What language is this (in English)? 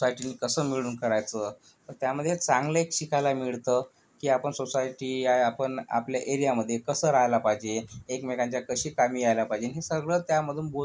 Marathi